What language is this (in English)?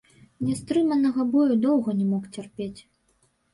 Belarusian